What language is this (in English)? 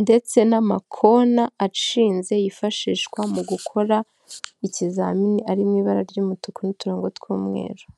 Kinyarwanda